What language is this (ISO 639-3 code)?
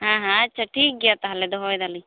sat